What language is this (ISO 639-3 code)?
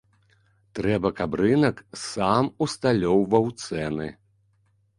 bel